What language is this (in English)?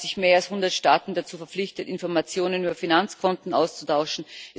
German